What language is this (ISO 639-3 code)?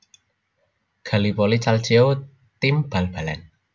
jav